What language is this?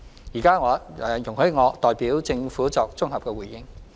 Cantonese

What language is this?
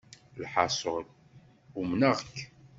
Kabyle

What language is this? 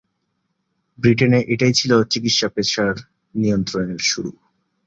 Bangla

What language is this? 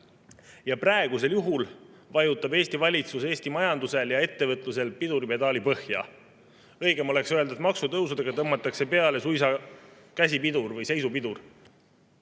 Estonian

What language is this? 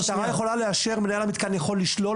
Hebrew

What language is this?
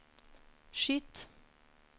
Norwegian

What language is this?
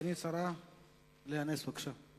Hebrew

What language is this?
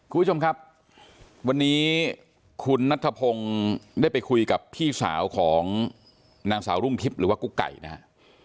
Thai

